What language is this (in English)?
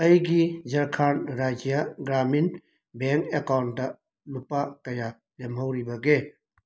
Manipuri